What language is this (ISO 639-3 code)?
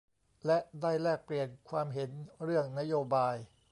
tha